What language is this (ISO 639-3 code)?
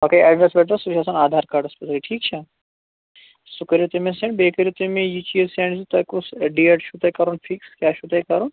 kas